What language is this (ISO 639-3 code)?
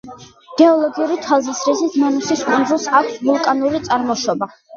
kat